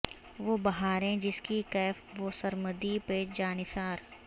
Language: Urdu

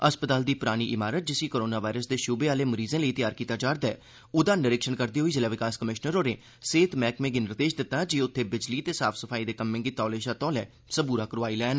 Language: Dogri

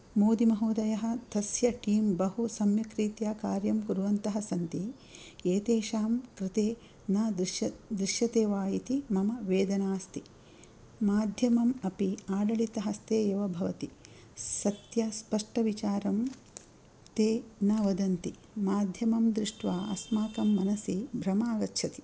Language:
Sanskrit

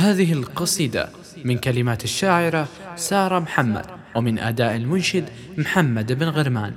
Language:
Arabic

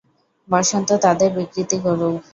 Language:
Bangla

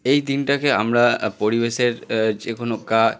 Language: Bangla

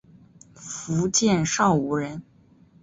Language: Chinese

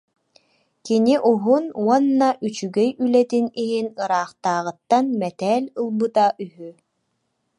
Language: Yakut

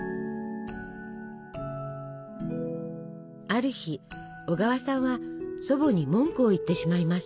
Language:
Japanese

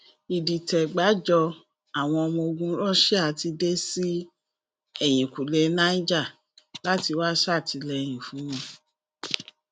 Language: Yoruba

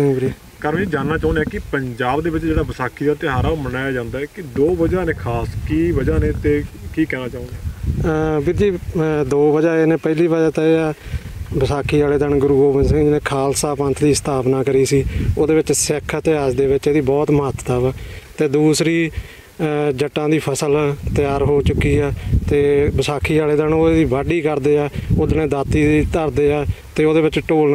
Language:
Punjabi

